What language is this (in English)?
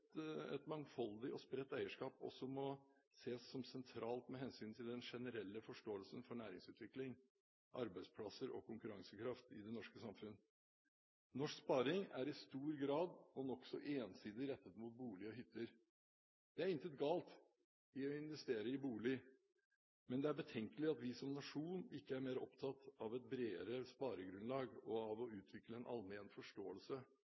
Norwegian Bokmål